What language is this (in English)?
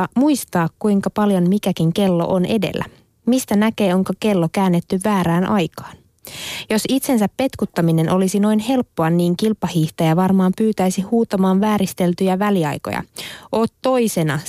Finnish